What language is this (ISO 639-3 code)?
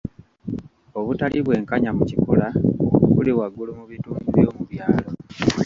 lug